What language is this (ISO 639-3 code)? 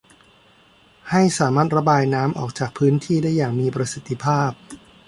tha